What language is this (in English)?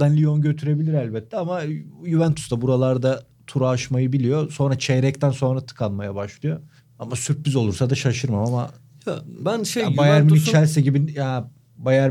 Turkish